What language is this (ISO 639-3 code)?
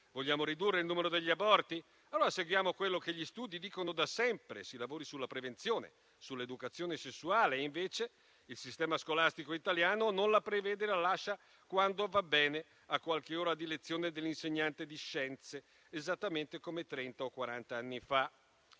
ita